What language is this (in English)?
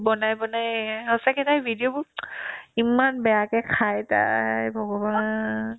Assamese